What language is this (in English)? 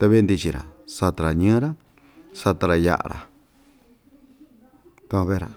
Ixtayutla Mixtec